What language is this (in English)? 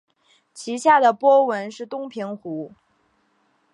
Chinese